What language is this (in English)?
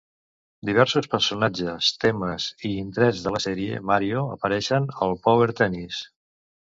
Catalan